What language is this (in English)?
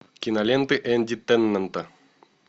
Russian